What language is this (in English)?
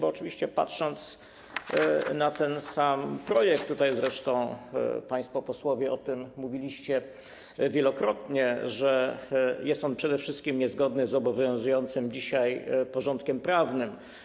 Polish